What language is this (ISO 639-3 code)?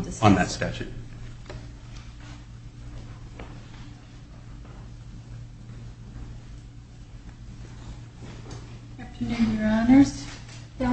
eng